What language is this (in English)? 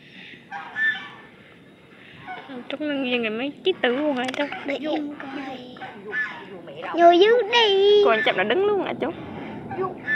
Vietnamese